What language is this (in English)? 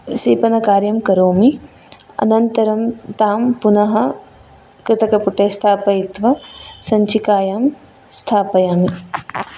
Sanskrit